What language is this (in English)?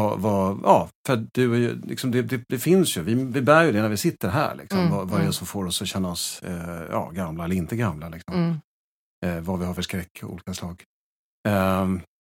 Swedish